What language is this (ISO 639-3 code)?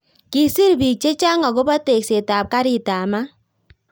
kln